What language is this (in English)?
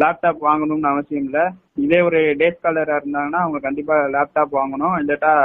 Tamil